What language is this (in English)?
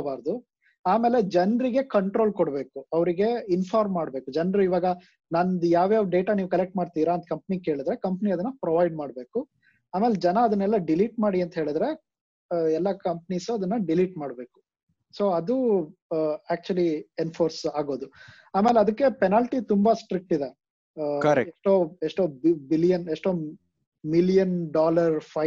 Kannada